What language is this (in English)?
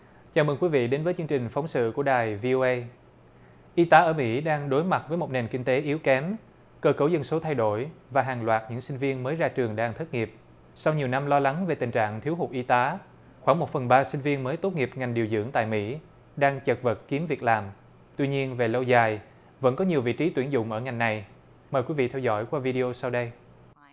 Vietnamese